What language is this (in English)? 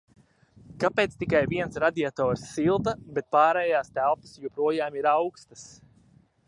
Latvian